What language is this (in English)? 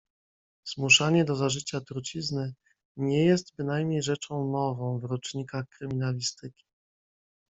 Polish